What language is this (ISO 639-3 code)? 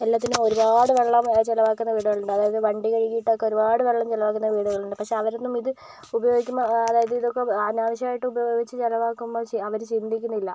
mal